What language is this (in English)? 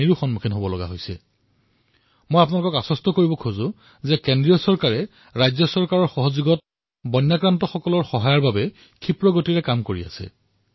Assamese